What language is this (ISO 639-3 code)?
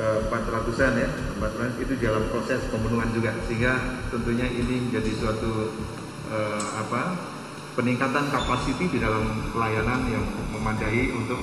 ind